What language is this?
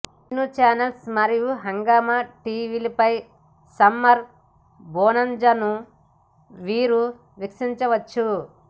Telugu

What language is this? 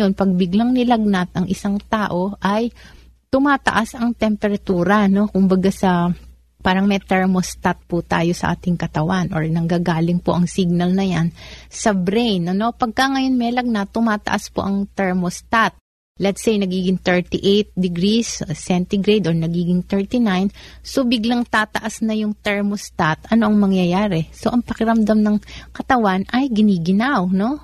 Filipino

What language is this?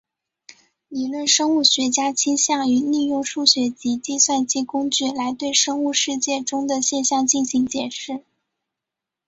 Chinese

